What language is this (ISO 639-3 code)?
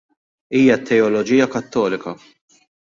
mlt